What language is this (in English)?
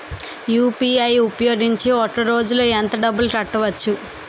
Telugu